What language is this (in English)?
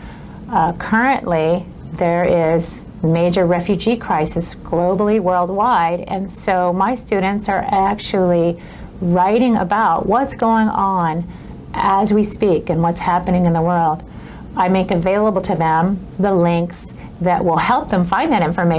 English